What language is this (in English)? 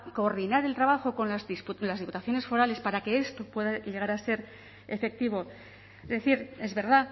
Spanish